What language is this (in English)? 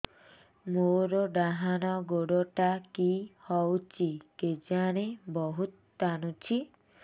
Odia